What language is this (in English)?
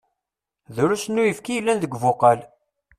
Kabyle